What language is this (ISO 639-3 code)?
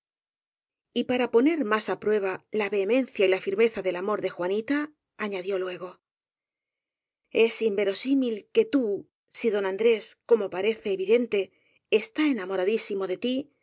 spa